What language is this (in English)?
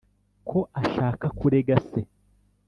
Kinyarwanda